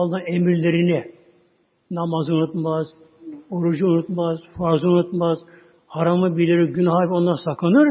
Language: Turkish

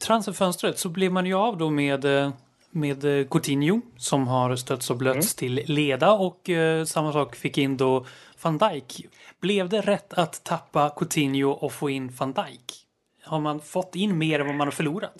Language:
Swedish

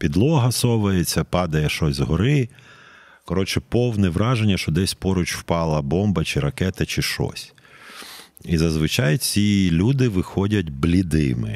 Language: Ukrainian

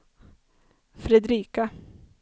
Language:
Swedish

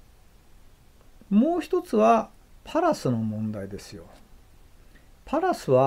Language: Japanese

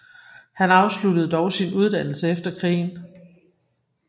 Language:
Danish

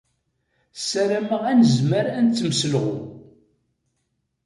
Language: Kabyle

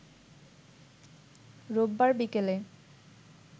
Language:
Bangla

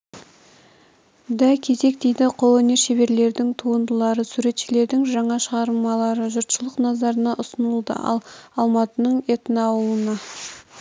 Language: Kazakh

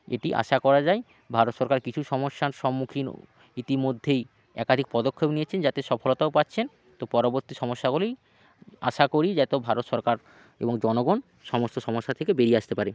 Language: Bangla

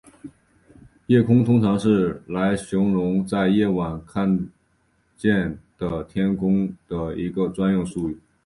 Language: Chinese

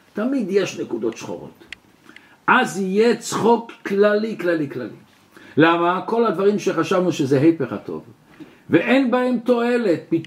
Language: Hebrew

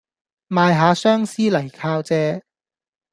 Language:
Cantonese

